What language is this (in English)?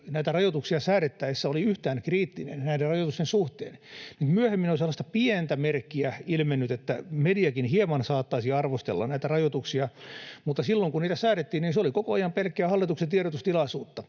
Finnish